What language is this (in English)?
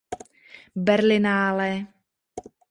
Czech